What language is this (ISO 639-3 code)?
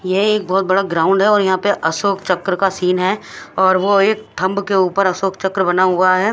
hin